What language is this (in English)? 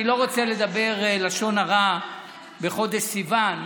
Hebrew